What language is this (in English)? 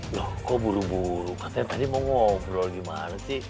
Indonesian